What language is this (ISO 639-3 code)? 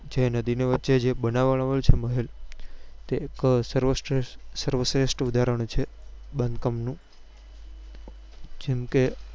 guj